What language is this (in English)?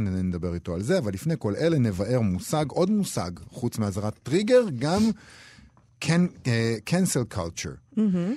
Hebrew